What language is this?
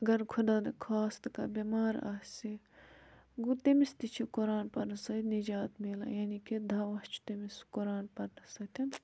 Kashmiri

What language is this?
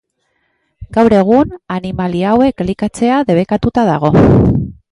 Basque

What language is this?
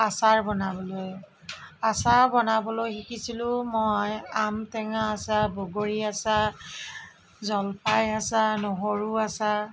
Assamese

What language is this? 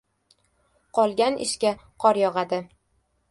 Uzbek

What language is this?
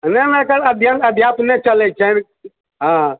Maithili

